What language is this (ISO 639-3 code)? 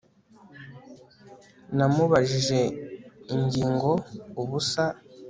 kin